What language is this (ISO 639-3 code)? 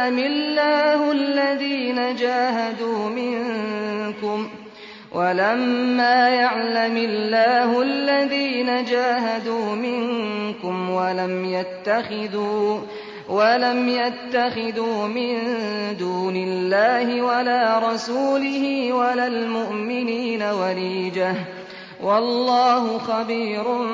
ara